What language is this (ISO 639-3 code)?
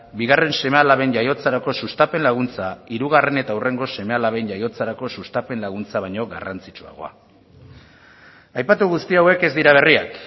eus